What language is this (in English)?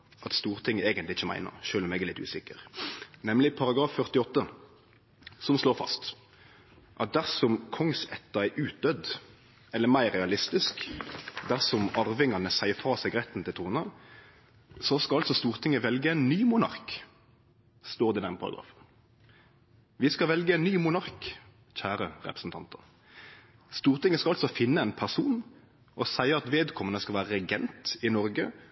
Norwegian Nynorsk